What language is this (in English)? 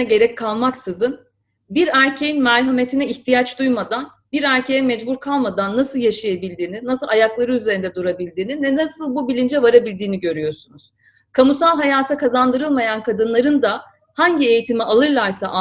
Turkish